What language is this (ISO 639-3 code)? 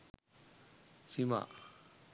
sin